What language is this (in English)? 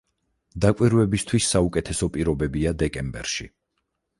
Georgian